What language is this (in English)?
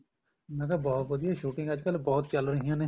Punjabi